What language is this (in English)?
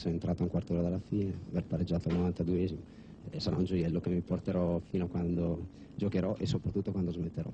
Italian